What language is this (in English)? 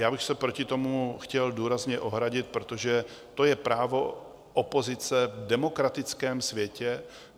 Czech